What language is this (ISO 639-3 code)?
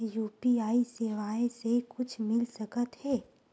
hne